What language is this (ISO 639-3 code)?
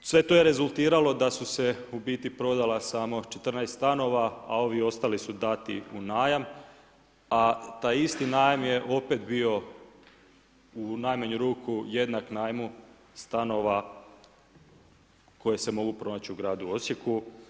hrv